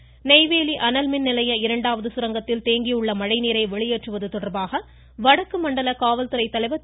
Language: Tamil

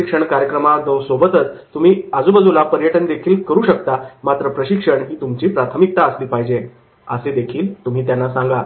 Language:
Marathi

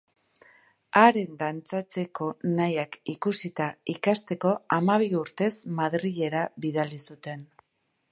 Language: Basque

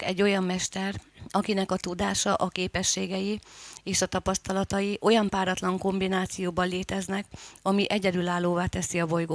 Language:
Hungarian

